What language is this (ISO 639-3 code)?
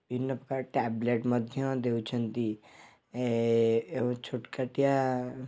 ori